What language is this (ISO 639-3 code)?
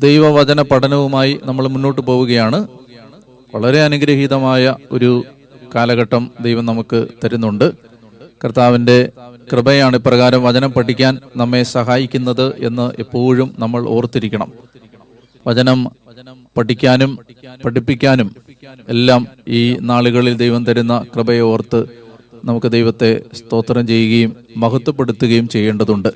mal